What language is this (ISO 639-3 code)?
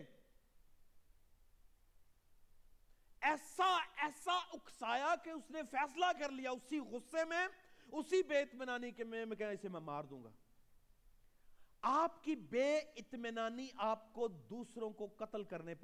urd